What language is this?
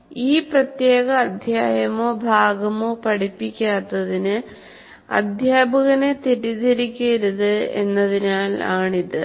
Malayalam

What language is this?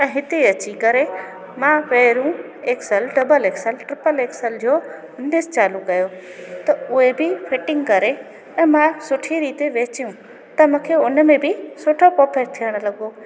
Sindhi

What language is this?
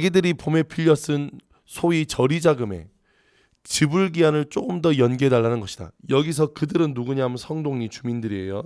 Korean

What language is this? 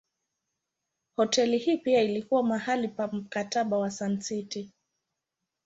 Swahili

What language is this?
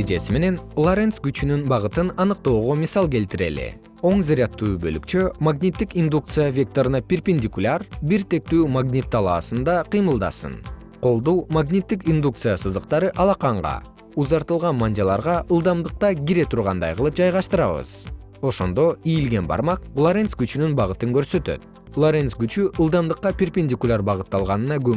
Kyrgyz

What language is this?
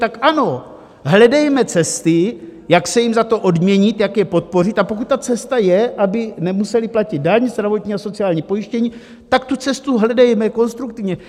Czech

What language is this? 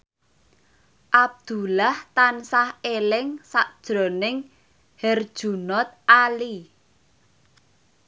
Javanese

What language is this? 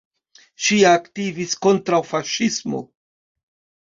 Esperanto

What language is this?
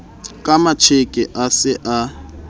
Southern Sotho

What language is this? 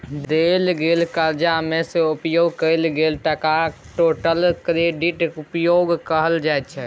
Maithili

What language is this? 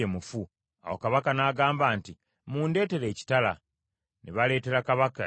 Ganda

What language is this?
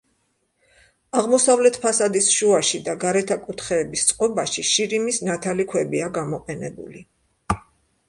Georgian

